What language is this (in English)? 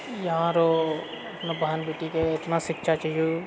Maithili